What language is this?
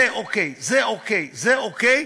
Hebrew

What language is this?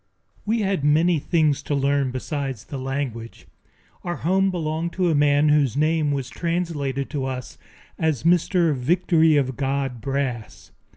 English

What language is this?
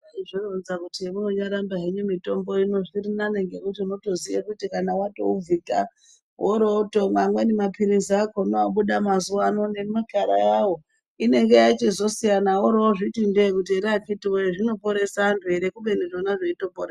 Ndau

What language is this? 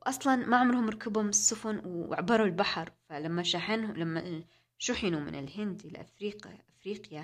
Arabic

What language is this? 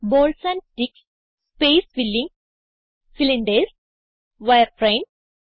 Malayalam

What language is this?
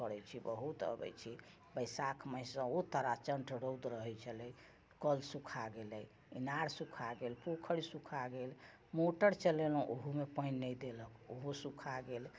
Maithili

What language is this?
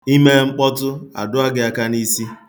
Igbo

